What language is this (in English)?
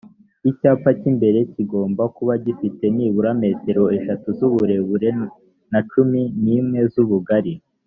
Kinyarwanda